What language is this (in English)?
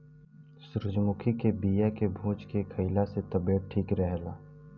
Bhojpuri